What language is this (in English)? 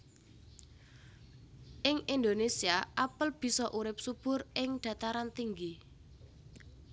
Javanese